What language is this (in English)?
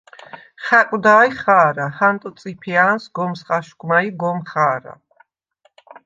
Svan